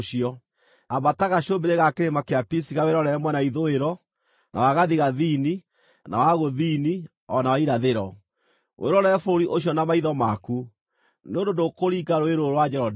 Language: Kikuyu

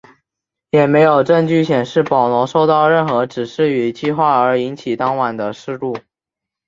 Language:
Chinese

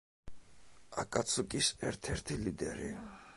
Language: Georgian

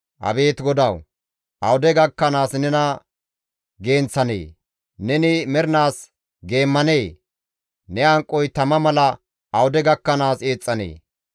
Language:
Gamo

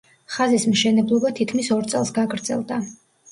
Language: Georgian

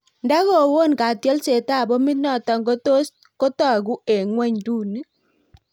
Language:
Kalenjin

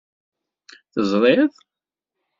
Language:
Kabyle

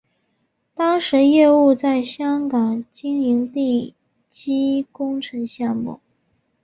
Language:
Chinese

